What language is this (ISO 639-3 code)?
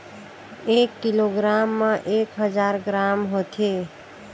hne